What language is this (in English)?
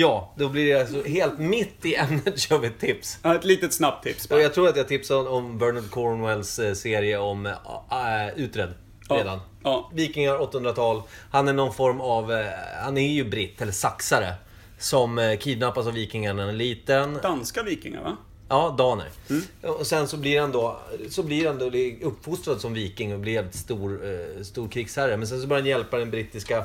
Swedish